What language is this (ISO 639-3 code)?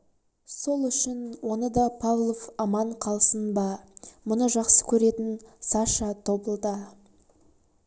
kaz